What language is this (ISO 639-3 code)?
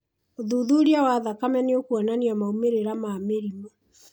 kik